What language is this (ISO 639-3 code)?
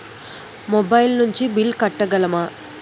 tel